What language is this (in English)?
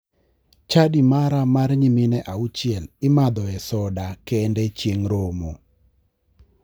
Luo (Kenya and Tanzania)